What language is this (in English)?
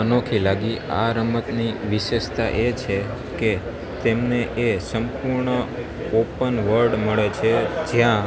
Gujarati